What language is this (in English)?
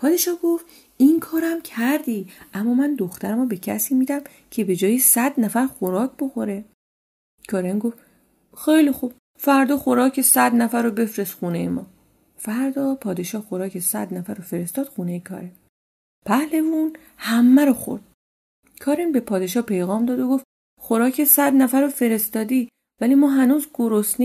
Persian